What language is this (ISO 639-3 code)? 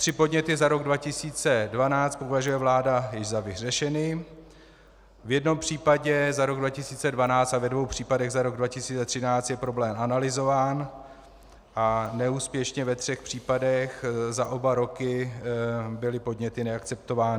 ces